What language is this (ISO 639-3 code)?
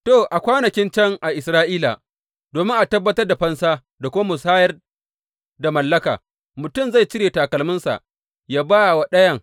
hau